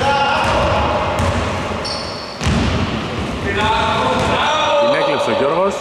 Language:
Greek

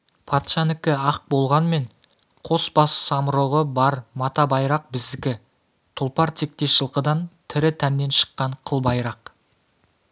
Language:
Kazakh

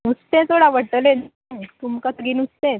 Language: Konkani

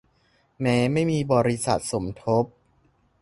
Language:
Thai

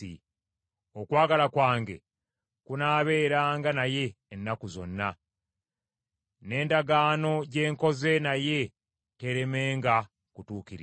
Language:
Ganda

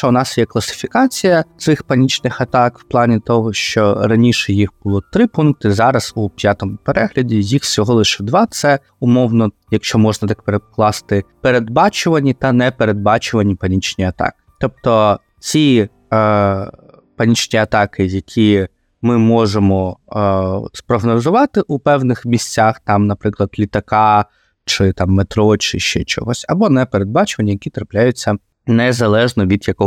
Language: Ukrainian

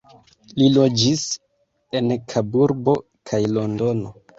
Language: Esperanto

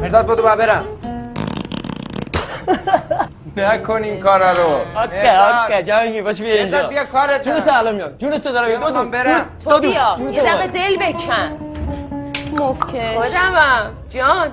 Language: Persian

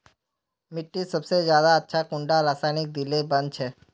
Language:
Magahi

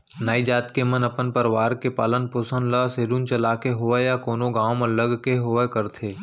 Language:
Chhattisgarhi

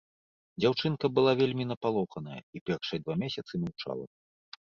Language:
Belarusian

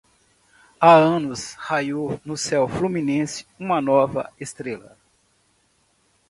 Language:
Portuguese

